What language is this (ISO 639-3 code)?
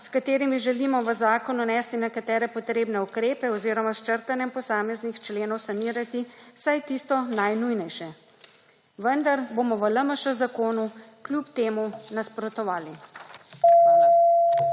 slv